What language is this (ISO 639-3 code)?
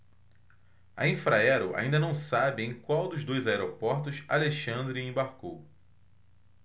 por